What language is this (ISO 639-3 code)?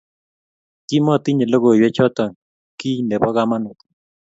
kln